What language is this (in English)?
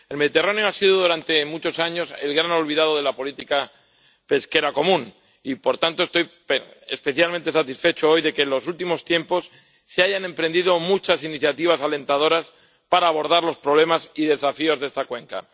Spanish